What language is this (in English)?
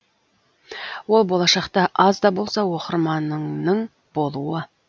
Kazakh